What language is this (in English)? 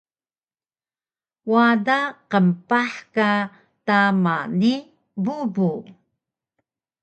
Taroko